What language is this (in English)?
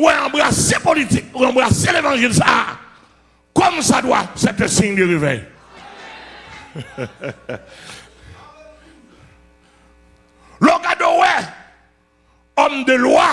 French